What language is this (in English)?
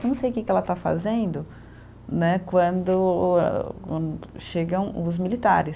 Portuguese